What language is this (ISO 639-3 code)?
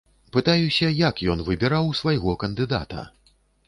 bel